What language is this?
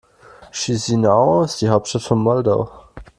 German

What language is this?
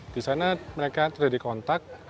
Indonesian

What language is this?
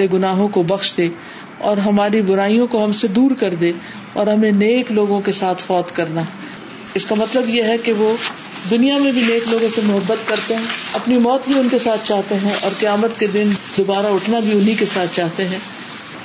Urdu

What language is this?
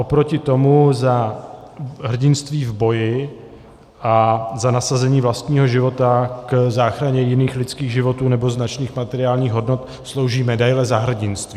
Czech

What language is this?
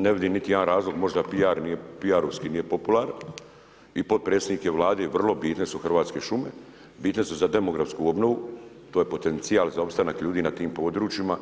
Croatian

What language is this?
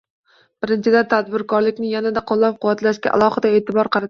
Uzbek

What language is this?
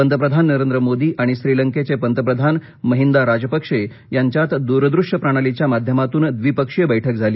Marathi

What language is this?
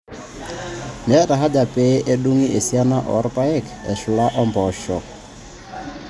Masai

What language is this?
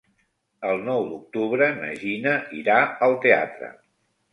Catalan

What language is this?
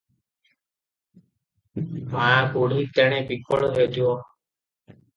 Odia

